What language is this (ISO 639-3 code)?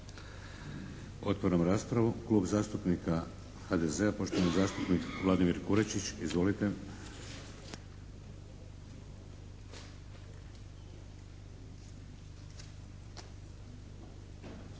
hrv